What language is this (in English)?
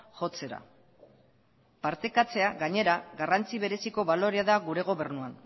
Basque